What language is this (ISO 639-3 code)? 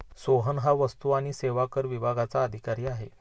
mar